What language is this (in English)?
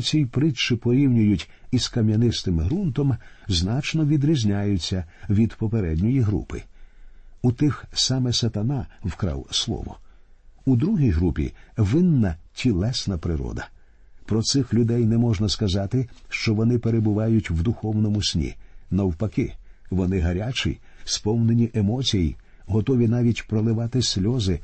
Ukrainian